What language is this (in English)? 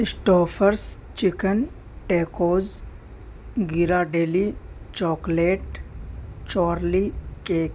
Urdu